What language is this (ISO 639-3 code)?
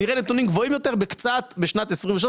heb